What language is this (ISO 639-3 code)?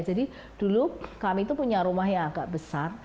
ind